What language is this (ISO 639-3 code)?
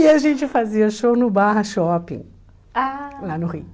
por